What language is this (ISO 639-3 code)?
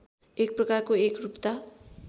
nep